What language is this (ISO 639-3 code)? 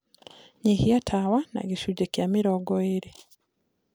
kik